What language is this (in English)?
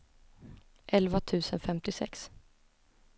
Swedish